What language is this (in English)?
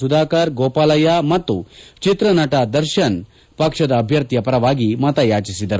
Kannada